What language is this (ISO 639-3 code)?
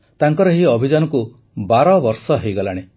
ori